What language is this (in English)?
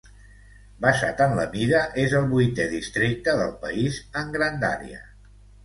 Catalan